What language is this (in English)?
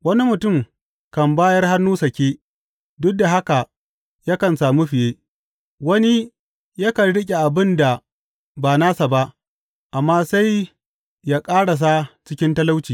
Hausa